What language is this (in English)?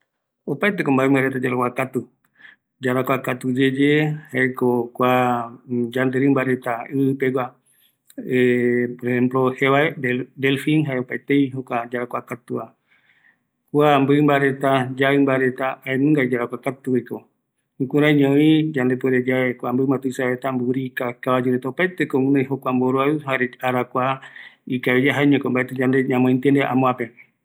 Eastern Bolivian Guaraní